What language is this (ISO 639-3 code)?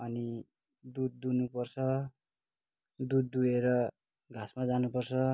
nep